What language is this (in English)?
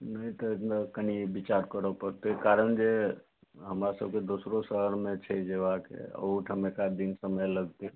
Maithili